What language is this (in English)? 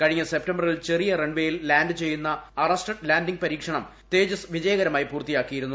Malayalam